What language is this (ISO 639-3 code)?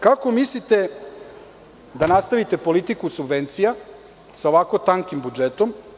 srp